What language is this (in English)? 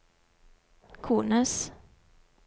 Norwegian